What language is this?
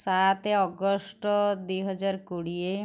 Odia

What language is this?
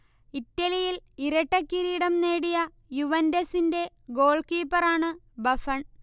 Malayalam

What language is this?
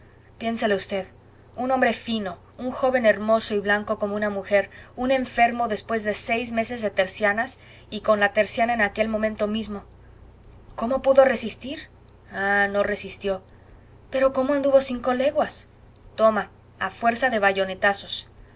Spanish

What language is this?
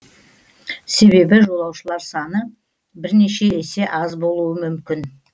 Kazakh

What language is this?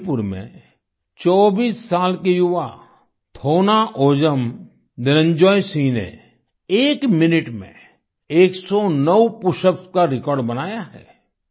Hindi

